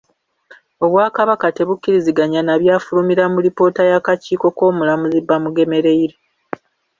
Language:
Ganda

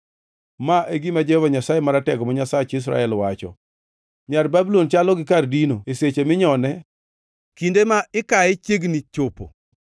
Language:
Luo (Kenya and Tanzania)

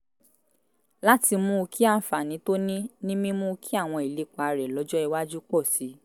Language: Yoruba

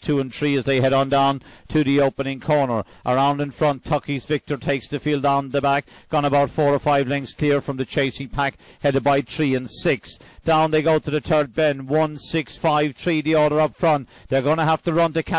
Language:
English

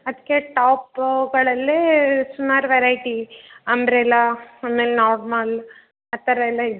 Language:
Kannada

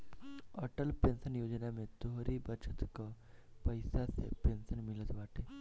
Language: Bhojpuri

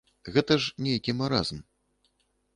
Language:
Belarusian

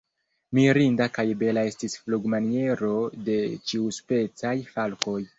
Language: Esperanto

